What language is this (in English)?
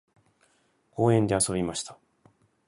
Japanese